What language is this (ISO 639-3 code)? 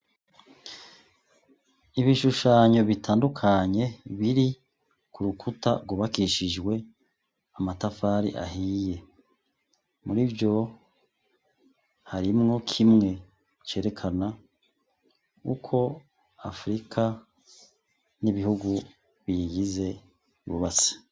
run